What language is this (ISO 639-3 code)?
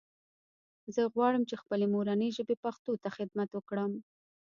pus